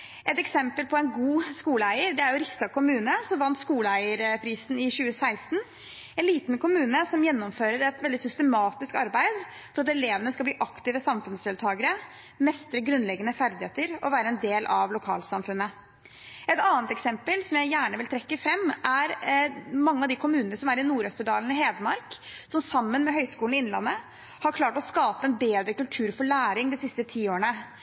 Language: Norwegian Bokmål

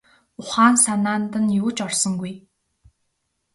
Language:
Mongolian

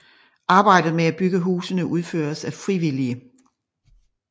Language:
Danish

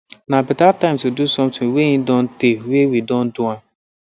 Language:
Nigerian Pidgin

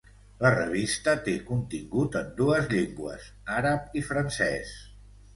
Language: Catalan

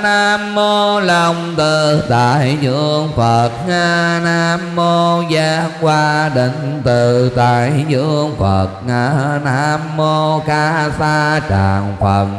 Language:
Vietnamese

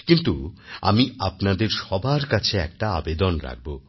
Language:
Bangla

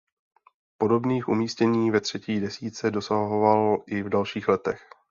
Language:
Czech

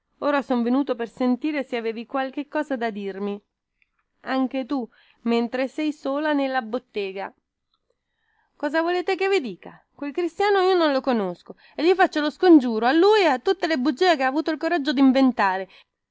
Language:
Italian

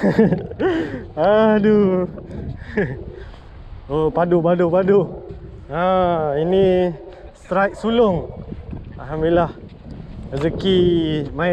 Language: Malay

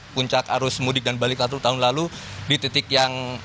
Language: Indonesian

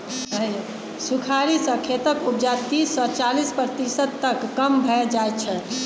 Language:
Maithili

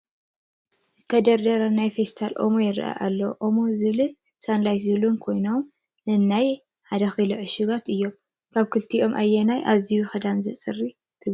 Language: Tigrinya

